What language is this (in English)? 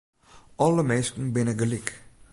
Western Frisian